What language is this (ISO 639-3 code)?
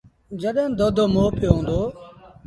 sbn